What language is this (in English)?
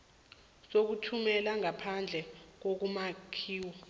South Ndebele